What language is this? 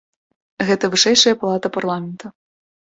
Belarusian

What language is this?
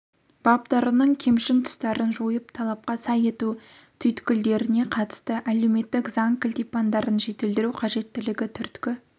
Kazakh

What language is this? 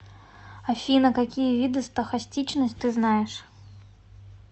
Russian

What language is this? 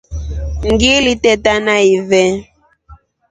Rombo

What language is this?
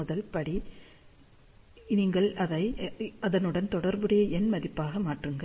Tamil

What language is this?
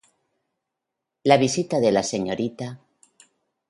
Spanish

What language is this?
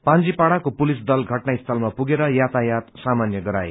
Nepali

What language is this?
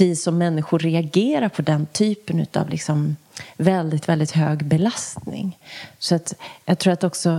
Swedish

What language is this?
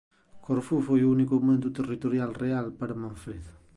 Galician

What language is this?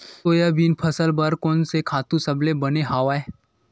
Chhattisgarhi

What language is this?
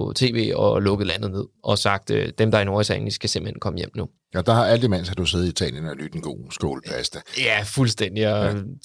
Danish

